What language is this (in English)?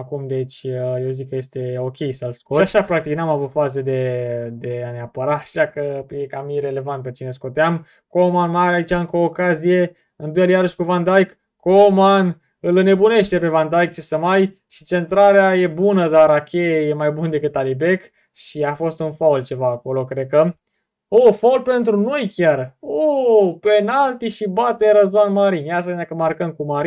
Romanian